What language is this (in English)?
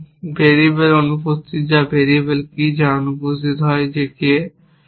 Bangla